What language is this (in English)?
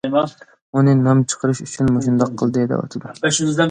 Uyghur